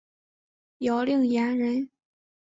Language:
Chinese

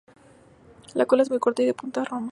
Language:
Spanish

